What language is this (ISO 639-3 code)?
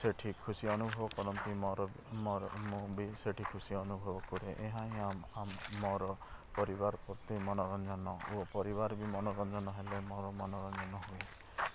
ori